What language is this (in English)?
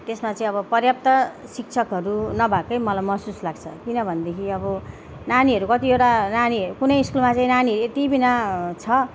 Nepali